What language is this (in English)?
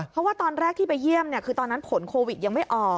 Thai